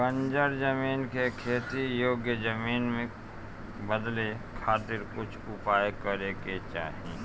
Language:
Bhojpuri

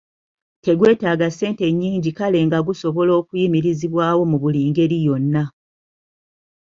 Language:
Ganda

